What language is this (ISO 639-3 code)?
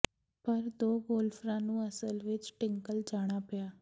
pan